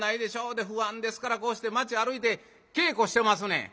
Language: Japanese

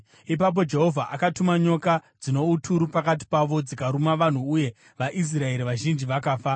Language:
Shona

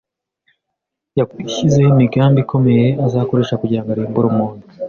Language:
Kinyarwanda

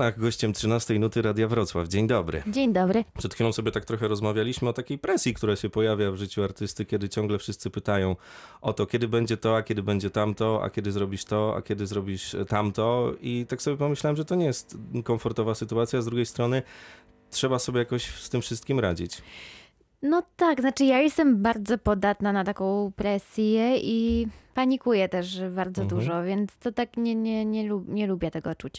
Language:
Polish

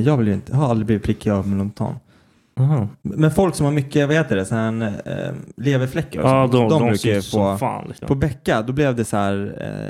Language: Swedish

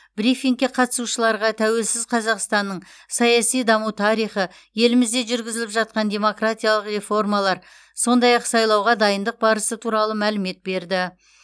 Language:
Kazakh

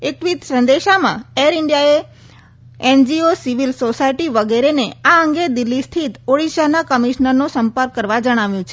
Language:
Gujarati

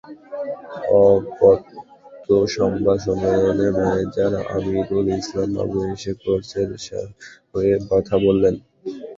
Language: Bangla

